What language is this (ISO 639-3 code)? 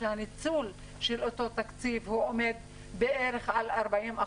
heb